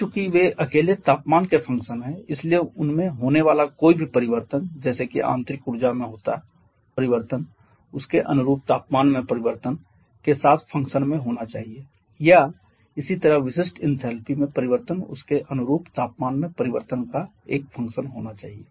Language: Hindi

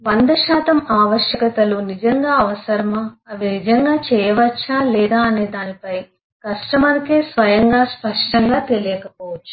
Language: Telugu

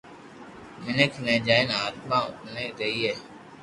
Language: Loarki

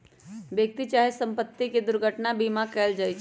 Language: Magahi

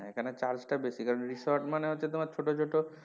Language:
Bangla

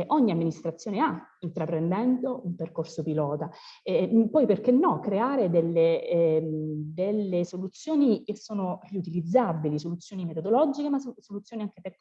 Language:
Italian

